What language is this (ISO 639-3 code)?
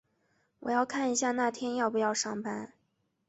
zho